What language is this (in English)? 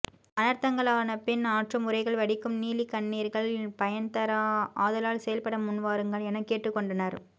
Tamil